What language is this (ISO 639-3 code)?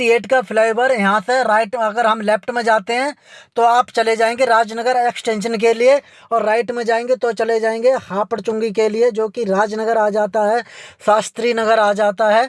hin